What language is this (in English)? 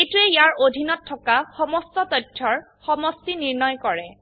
Assamese